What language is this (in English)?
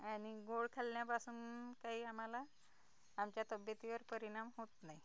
Marathi